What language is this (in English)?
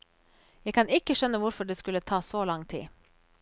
Norwegian